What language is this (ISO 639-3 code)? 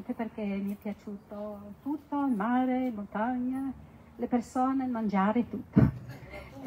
ita